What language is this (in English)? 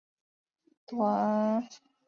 Chinese